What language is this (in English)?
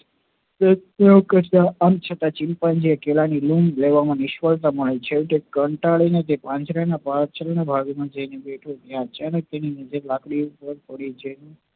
Gujarati